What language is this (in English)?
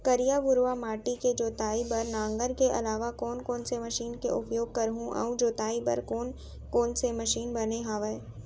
Chhattisgarhi